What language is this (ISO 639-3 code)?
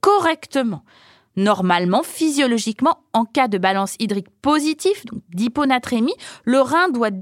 fra